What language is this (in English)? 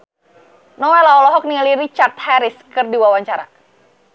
Sundanese